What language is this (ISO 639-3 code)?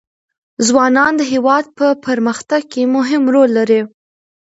pus